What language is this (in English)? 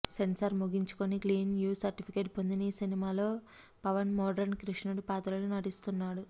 Telugu